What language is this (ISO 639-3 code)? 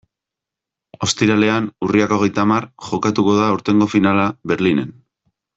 eus